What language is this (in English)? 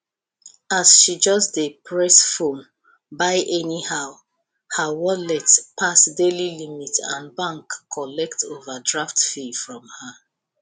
Nigerian Pidgin